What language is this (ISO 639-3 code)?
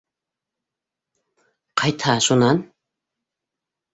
bak